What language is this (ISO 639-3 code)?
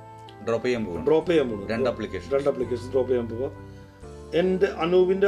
mal